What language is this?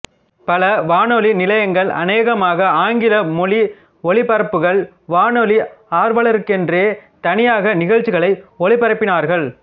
Tamil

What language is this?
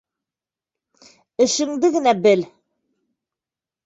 Bashkir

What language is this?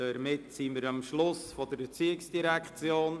Swiss German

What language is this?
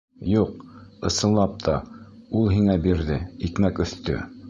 Bashkir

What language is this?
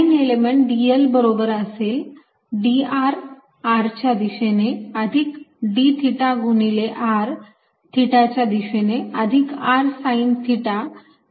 Marathi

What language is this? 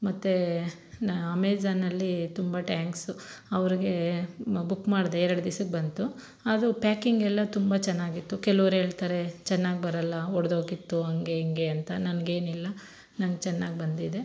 Kannada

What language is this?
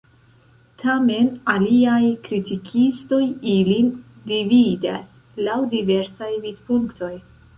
Esperanto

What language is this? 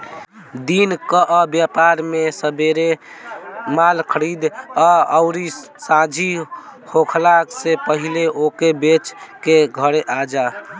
Bhojpuri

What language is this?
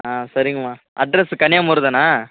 Tamil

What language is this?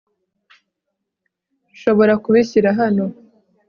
Kinyarwanda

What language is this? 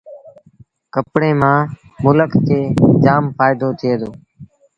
Sindhi Bhil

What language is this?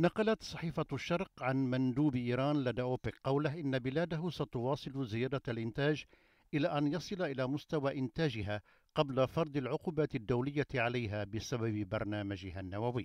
Arabic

